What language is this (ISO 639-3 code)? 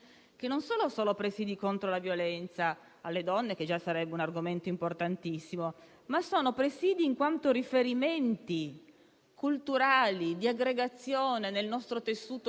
ita